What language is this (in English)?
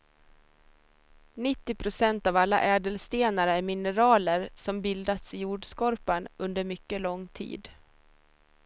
Swedish